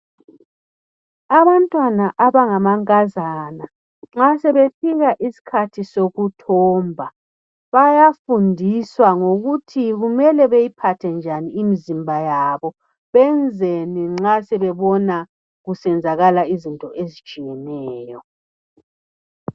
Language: North Ndebele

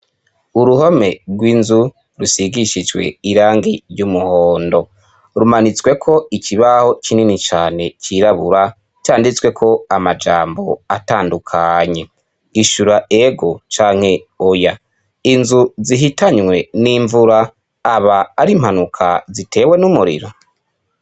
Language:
Rundi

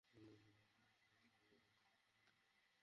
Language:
Bangla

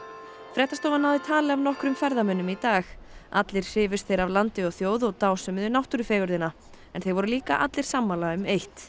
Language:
Icelandic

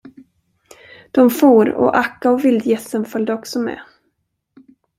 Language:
Swedish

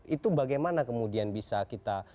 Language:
Indonesian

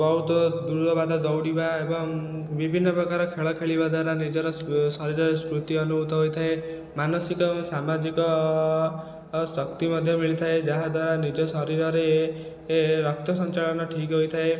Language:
Odia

